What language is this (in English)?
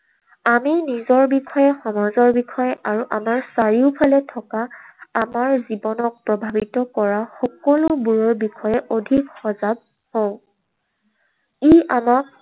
Assamese